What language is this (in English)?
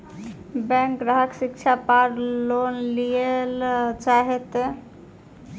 Maithili